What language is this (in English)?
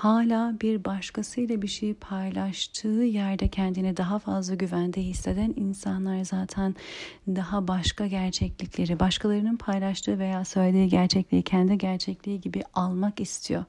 Turkish